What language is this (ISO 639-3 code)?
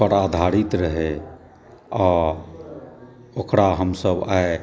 mai